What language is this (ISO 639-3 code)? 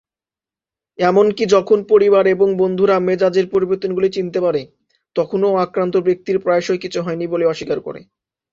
ben